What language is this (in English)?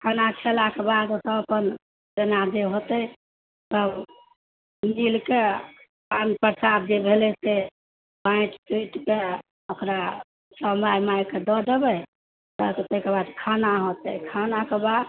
Maithili